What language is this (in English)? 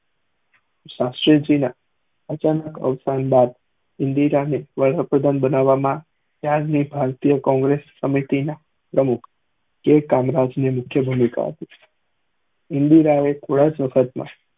Gujarati